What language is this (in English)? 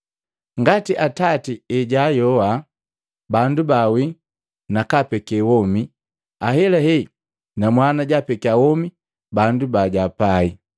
Matengo